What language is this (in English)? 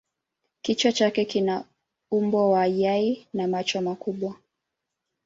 Swahili